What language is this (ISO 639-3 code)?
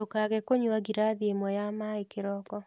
kik